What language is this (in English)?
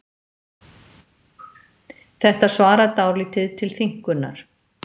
Icelandic